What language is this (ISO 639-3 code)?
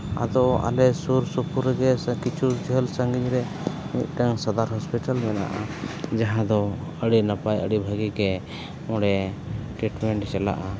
sat